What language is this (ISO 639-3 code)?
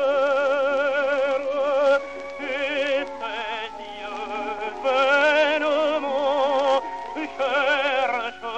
ukr